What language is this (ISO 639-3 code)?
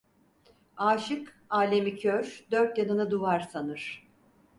tur